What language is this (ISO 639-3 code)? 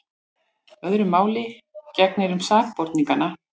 isl